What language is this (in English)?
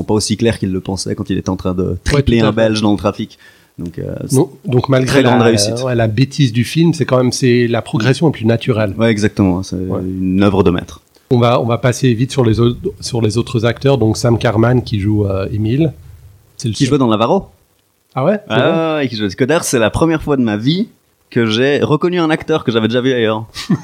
French